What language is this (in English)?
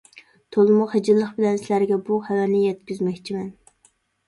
Uyghur